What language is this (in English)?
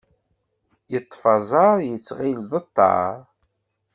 Kabyle